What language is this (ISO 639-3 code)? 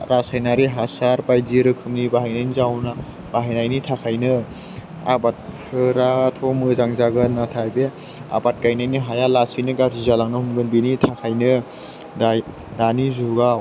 brx